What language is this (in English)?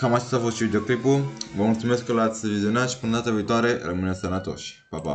Romanian